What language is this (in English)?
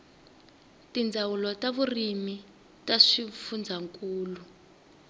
Tsonga